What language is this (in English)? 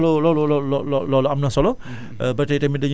Wolof